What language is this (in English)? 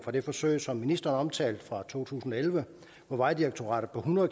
Danish